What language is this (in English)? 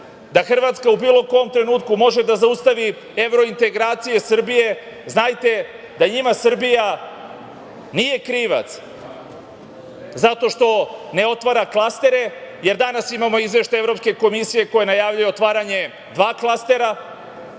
Serbian